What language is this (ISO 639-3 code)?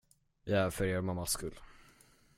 swe